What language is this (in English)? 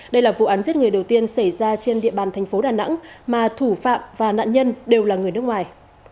Vietnamese